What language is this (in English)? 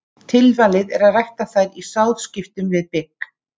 Icelandic